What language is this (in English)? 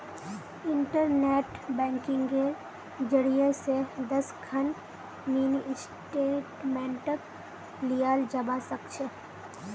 Magahi